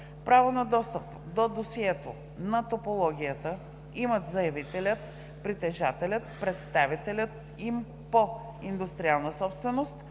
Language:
Bulgarian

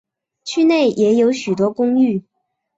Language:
Chinese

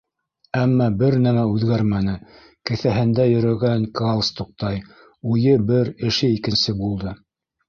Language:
Bashkir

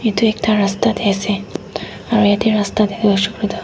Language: Naga Pidgin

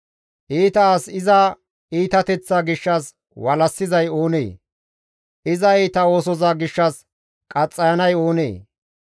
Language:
Gamo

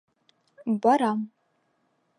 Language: Bashkir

